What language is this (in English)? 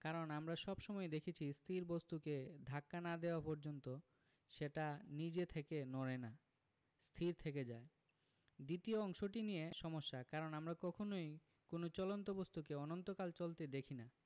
Bangla